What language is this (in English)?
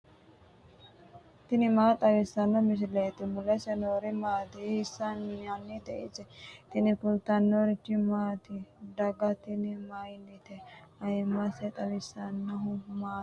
Sidamo